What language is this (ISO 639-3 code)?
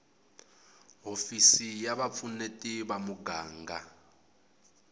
tso